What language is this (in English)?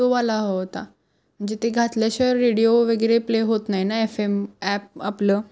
Marathi